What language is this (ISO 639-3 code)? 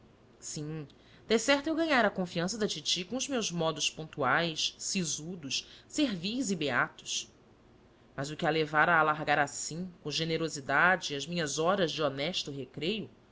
por